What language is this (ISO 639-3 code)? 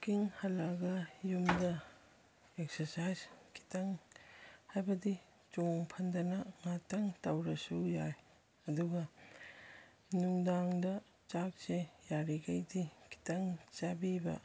mni